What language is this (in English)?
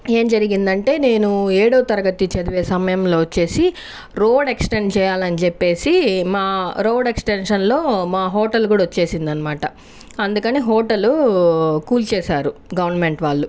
Telugu